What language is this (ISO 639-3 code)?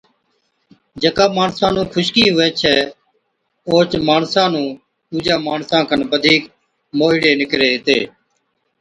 odk